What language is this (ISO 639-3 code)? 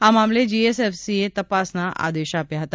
guj